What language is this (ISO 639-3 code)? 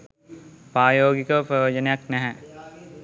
sin